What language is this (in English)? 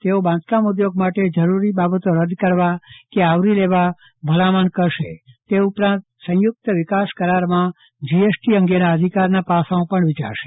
Gujarati